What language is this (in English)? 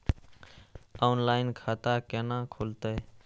Maithili